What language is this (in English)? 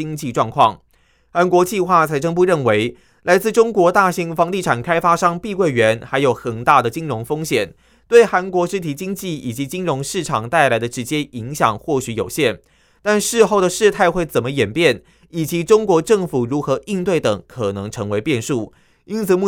Chinese